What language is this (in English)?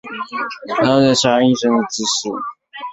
Chinese